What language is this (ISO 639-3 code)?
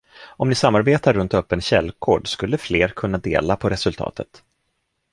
swe